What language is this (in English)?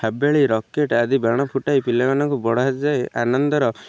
Odia